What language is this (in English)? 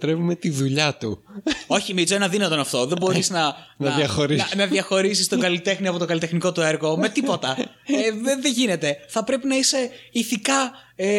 Greek